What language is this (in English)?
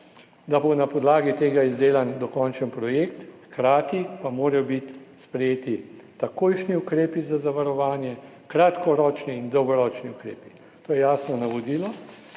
Slovenian